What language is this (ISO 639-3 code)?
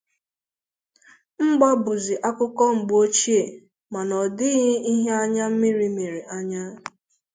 ibo